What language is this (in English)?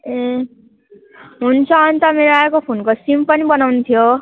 Nepali